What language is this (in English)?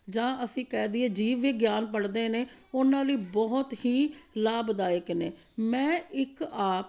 Punjabi